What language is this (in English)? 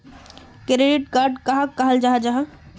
Magahi